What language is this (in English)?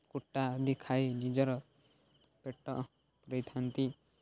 Odia